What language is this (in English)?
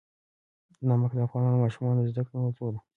Pashto